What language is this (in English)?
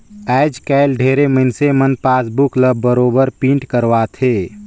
Chhattisgarhi